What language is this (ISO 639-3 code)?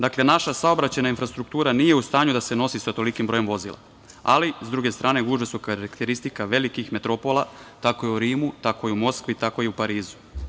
srp